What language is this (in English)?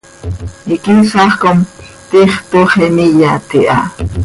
Seri